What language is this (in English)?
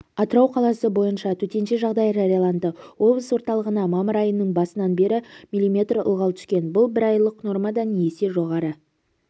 Kazakh